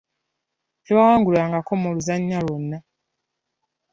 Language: Ganda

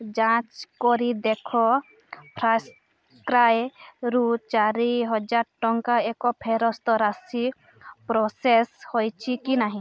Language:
Odia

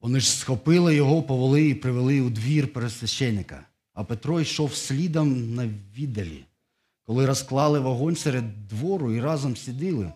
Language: Ukrainian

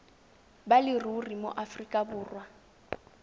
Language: Tswana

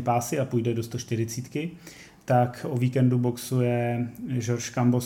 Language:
Czech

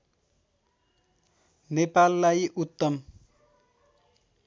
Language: Nepali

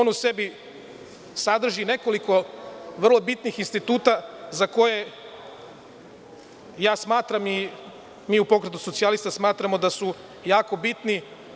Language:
Serbian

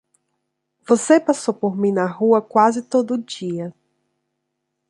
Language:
Portuguese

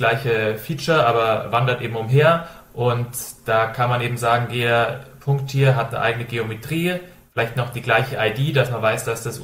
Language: German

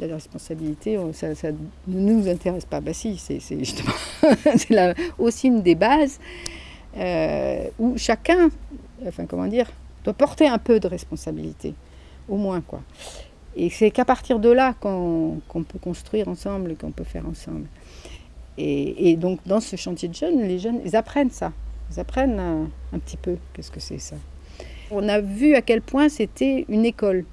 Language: French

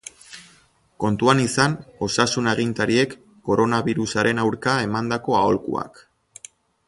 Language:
Basque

